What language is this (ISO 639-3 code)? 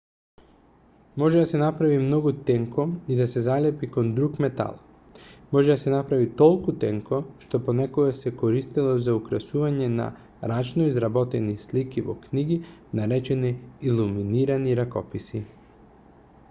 mkd